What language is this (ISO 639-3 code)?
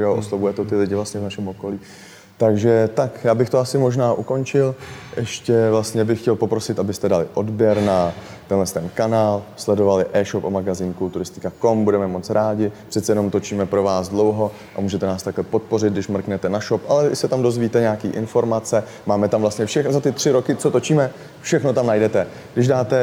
ces